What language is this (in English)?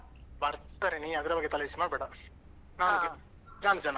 Kannada